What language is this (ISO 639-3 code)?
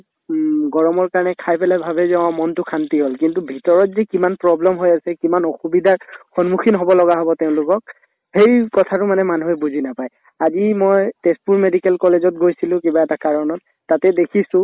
asm